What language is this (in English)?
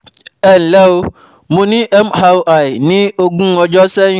Yoruba